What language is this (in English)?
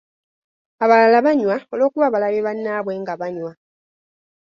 Ganda